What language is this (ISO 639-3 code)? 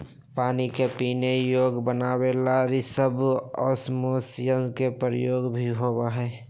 mag